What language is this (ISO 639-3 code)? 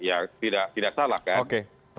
ind